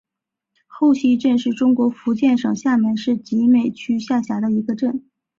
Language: Chinese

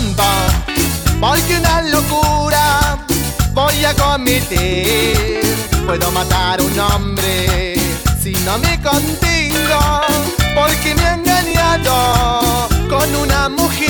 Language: Japanese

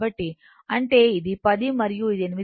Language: Telugu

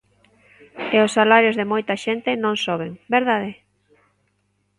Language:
Galician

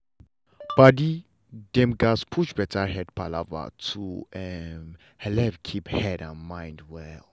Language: Nigerian Pidgin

